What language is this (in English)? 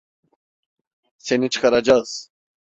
Turkish